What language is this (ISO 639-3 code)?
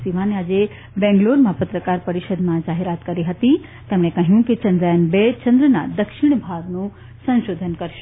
guj